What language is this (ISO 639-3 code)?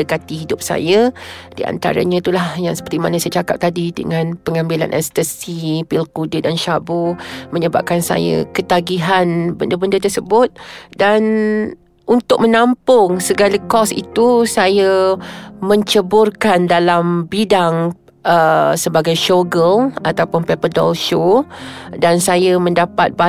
msa